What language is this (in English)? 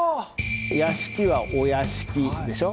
Japanese